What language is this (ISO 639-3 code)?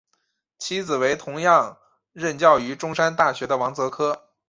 zho